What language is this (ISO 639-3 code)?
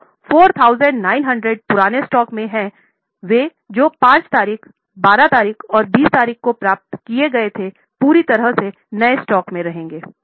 hin